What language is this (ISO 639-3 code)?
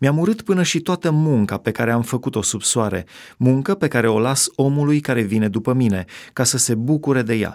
ron